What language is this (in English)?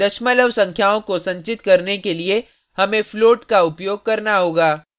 Hindi